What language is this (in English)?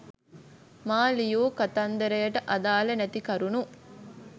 Sinhala